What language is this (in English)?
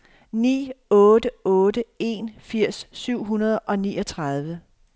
Danish